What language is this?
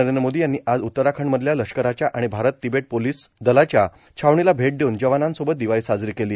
Marathi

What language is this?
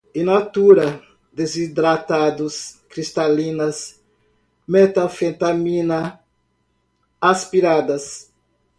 Portuguese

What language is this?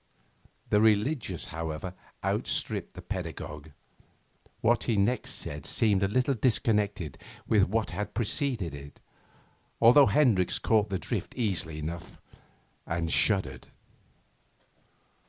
English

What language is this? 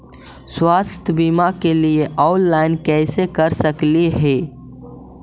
Magahi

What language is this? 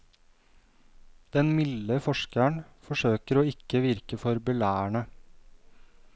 Norwegian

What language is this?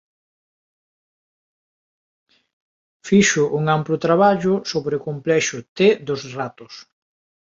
Galician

